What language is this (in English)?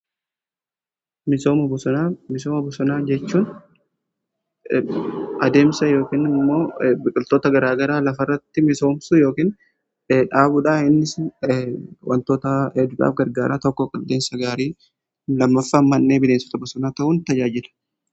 Oromo